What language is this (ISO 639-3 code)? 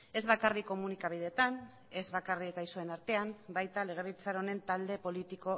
eus